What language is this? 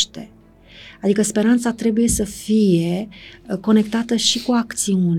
Romanian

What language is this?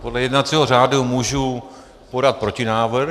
Czech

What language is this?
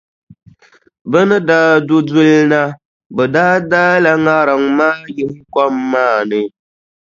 Dagbani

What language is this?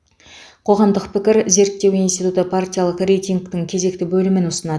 Kazakh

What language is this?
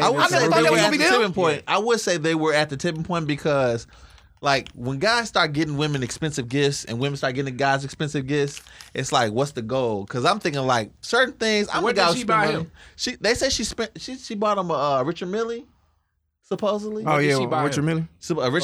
English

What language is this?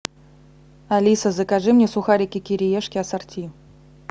Russian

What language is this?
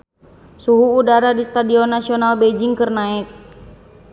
Sundanese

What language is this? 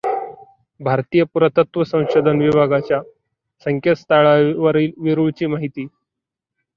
Marathi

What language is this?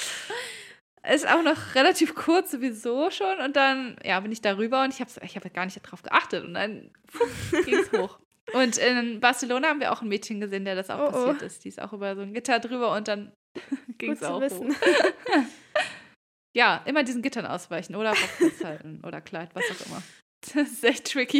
German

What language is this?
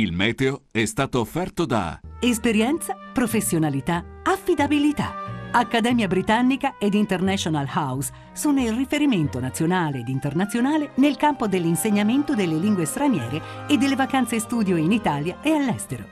Italian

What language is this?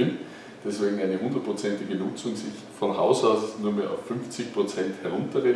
German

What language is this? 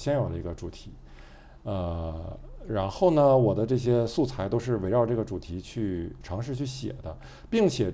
Chinese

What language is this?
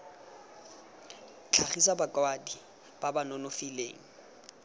Tswana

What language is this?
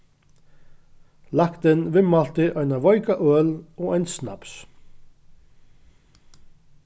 Faroese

